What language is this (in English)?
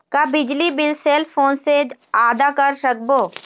Chhattisgarhi